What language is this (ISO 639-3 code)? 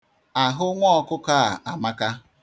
ibo